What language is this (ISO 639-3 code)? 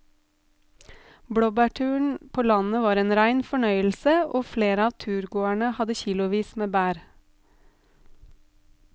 nor